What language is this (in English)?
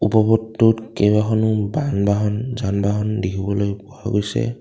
Assamese